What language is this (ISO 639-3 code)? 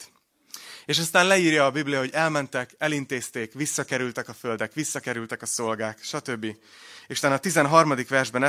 hun